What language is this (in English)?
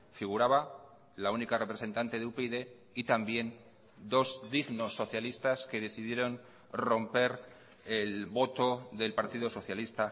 Spanish